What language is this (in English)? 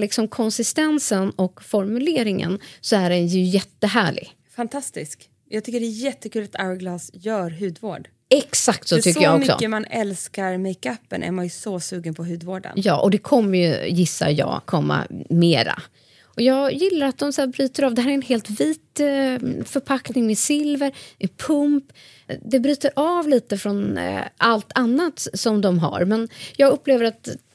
Swedish